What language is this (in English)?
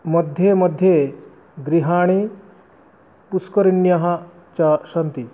Sanskrit